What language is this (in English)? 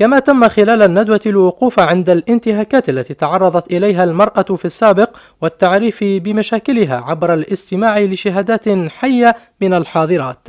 Arabic